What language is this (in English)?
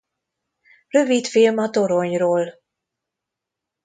Hungarian